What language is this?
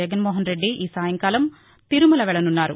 Telugu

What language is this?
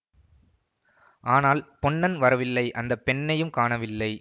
Tamil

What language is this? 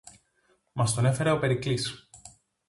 Greek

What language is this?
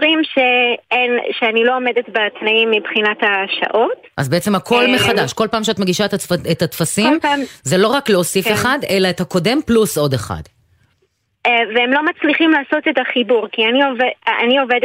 Hebrew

